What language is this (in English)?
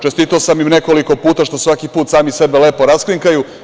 Serbian